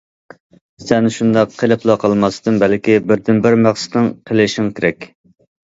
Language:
Uyghur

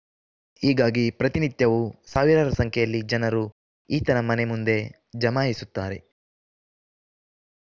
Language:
Kannada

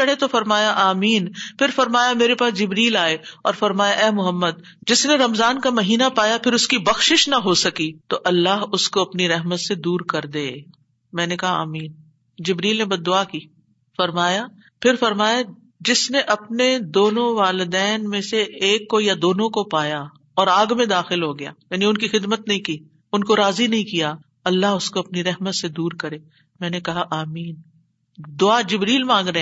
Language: Urdu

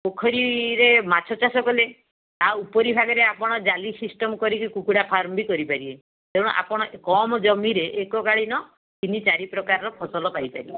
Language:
Odia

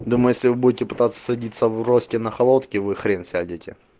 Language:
Russian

